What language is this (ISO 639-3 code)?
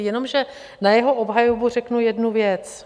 ces